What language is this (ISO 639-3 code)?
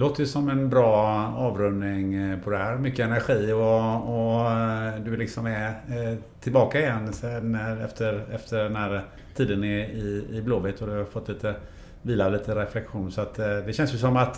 swe